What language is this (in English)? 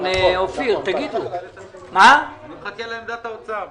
Hebrew